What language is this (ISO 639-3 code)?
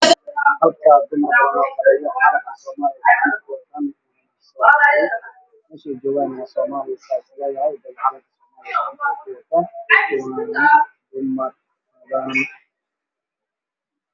som